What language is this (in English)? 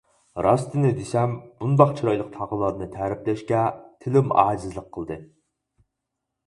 Uyghur